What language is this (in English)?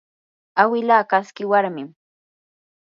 Yanahuanca Pasco Quechua